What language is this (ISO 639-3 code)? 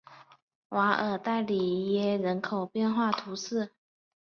zho